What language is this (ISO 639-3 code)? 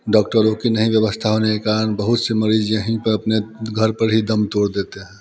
hin